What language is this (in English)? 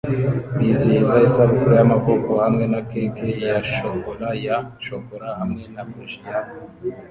Kinyarwanda